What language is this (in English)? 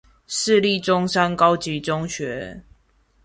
Chinese